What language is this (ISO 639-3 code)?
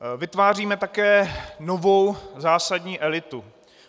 ces